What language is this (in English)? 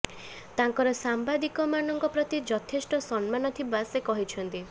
Odia